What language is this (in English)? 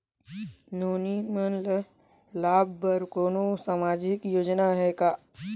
Chhattisgarhi